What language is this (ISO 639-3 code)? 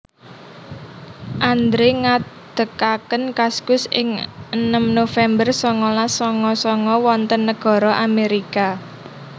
jav